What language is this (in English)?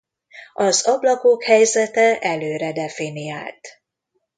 Hungarian